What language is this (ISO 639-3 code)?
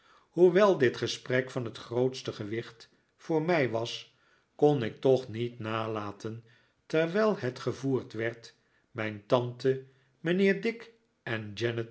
nld